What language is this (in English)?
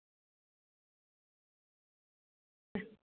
Marathi